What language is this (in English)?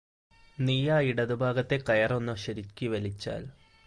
Malayalam